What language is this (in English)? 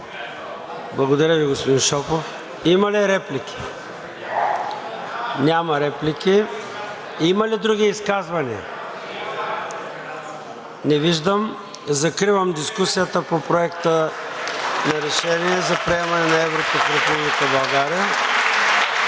Bulgarian